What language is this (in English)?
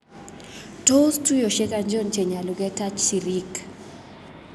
Kalenjin